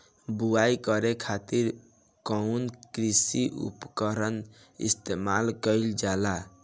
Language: Bhojpuri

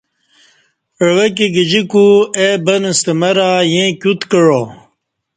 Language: Kati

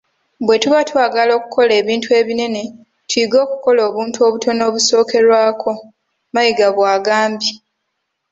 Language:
Ganda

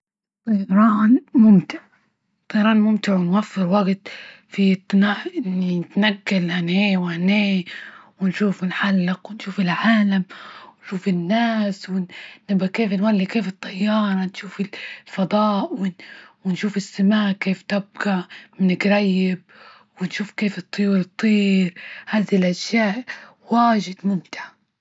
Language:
Libyan Arabic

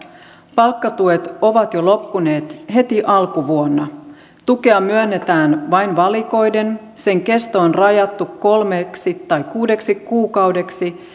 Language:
Finnish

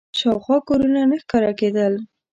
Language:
Pashto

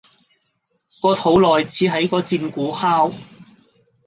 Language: Cantonese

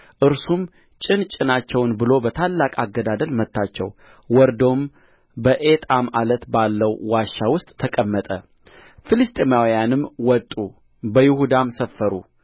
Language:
Amharic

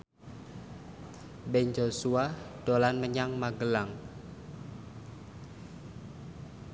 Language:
Javanese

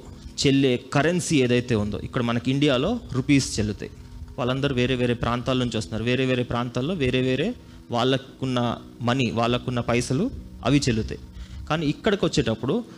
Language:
Telugu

